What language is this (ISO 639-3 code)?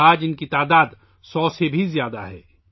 urd